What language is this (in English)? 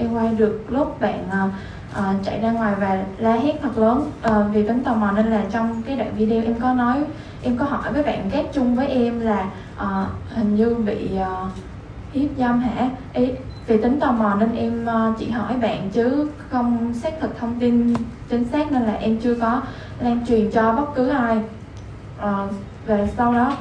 Vietnamese